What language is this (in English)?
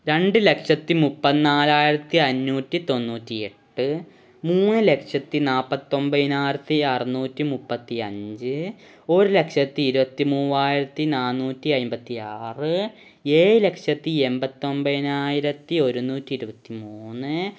Malayalam